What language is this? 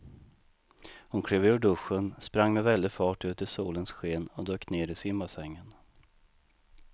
Swedish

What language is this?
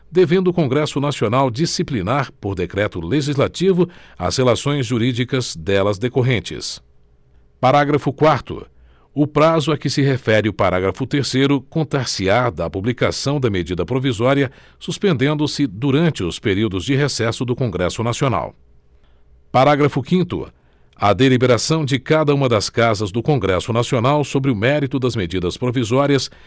Portuguese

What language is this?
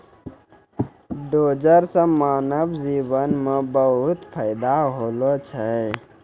Maithili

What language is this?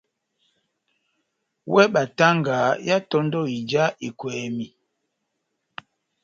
Batanga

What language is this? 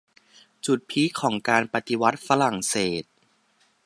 Thai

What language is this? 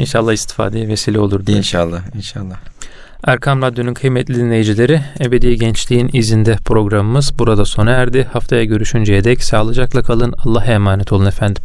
Turkish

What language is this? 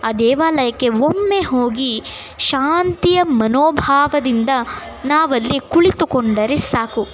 Kannada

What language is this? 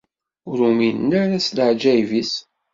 Kabyle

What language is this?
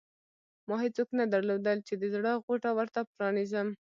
Pashto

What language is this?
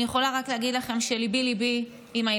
Hebrew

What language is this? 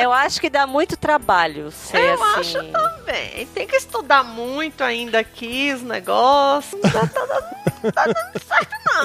Portuguese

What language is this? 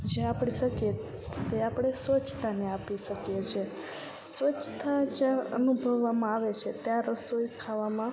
Gujarati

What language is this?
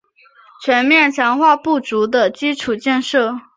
Chinese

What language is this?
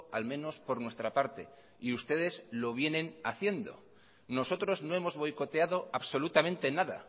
Spanish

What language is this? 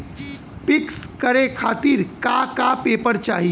Bhojpuri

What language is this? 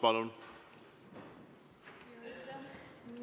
Estonian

